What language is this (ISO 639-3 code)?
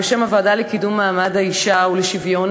heb